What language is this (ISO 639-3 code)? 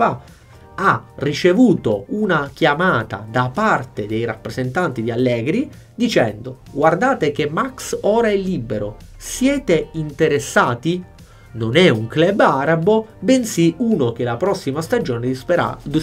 ita